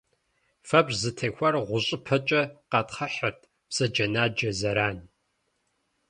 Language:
Kabardian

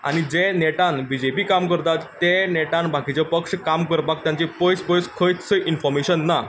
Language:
Konkani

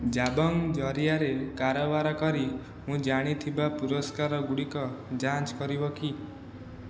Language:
Odia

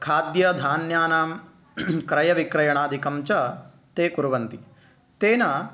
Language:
Sanskrit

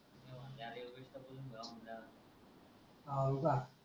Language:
Marathi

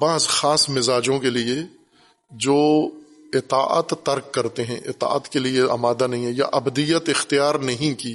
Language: Urdu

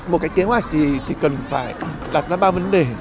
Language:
Vietnamese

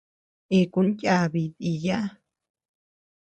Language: Tepeuxila Cuicatec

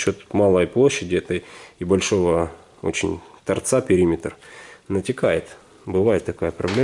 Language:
Russian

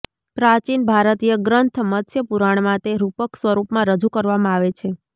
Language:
Gujarati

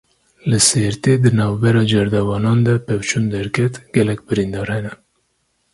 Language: Kurdish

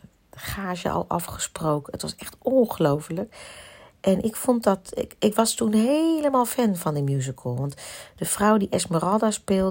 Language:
Dutch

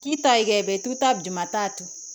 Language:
Kalenjin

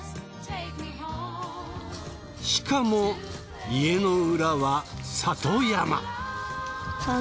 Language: Japanese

